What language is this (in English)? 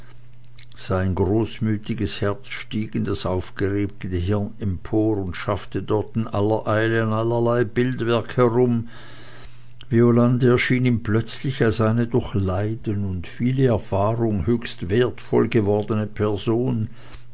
German